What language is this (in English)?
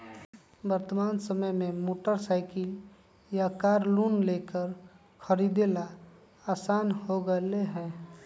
Magahi